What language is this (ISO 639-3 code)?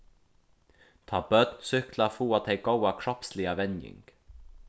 fao